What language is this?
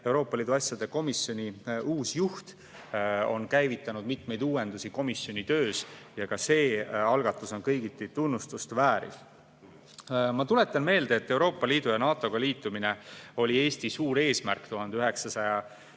Estonian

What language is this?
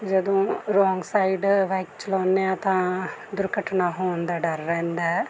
Punjabi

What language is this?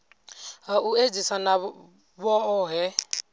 Venda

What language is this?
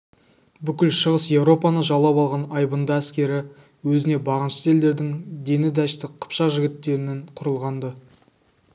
Kazakh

